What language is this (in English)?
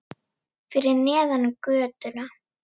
Icelandic